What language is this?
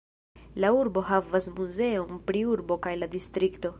Esperanto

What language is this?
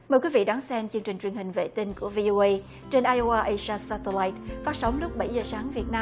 Vietnamese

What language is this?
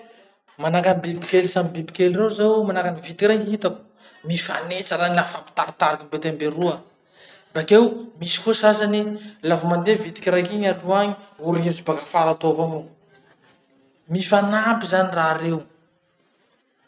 Masikoro Malagasy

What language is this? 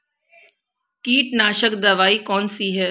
Hindi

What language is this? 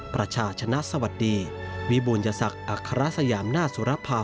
Thai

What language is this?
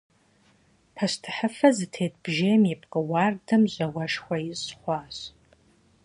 Kabardian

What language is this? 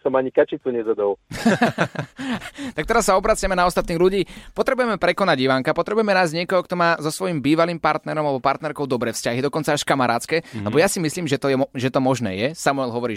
Slovak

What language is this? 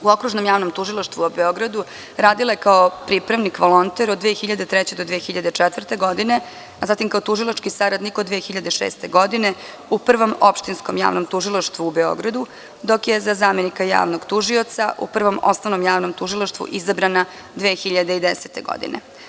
Serbian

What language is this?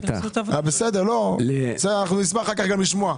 Hebrew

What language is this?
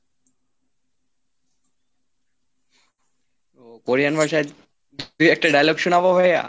Bangla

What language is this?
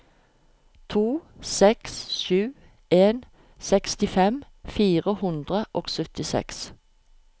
Norwegian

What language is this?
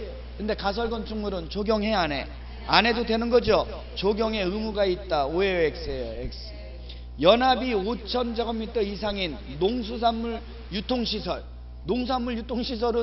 Korean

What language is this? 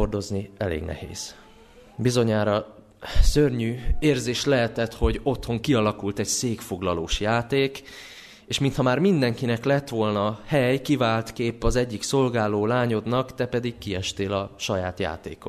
Hungarian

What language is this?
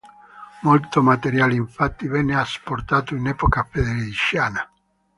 Italian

